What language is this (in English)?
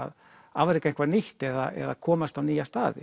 Icelandic